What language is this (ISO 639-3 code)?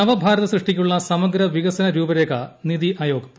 mal